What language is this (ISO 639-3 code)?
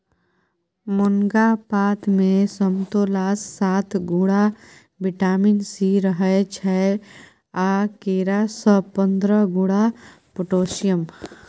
mai